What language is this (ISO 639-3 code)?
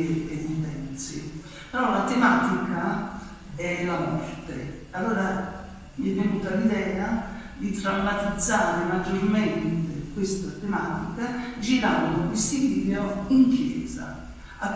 ita